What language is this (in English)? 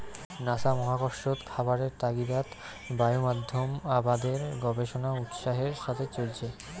Bangla